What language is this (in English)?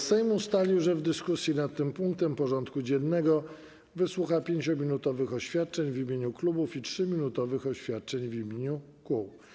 Polish